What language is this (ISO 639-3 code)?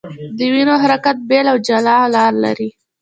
pus